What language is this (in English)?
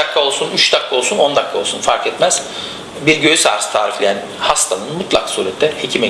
Turkish